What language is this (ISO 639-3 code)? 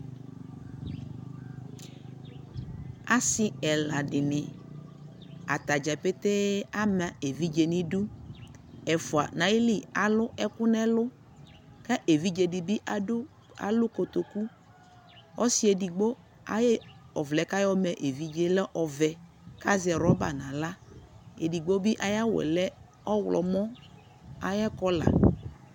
kpo